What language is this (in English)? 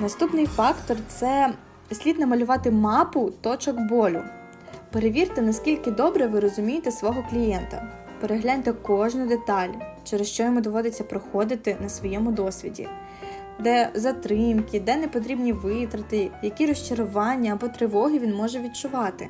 Ukrainian